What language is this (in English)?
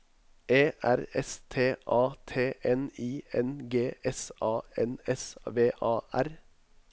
Norwegian